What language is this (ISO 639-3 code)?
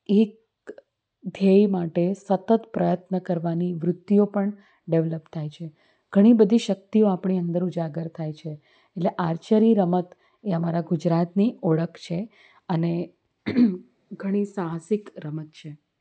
guj